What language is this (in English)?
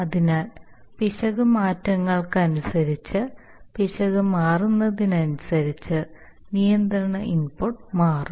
Malayalam